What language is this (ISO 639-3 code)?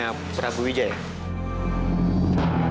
ind